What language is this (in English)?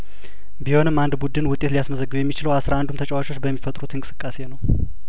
Amharic